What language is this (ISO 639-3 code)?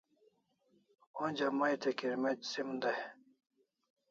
kls